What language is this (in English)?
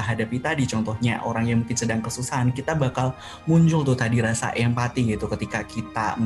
Indonesian